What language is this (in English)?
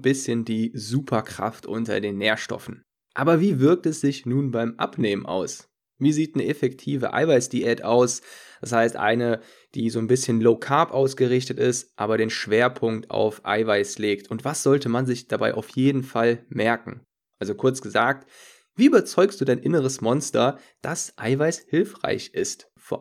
German